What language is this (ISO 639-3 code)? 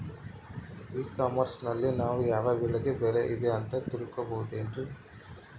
kan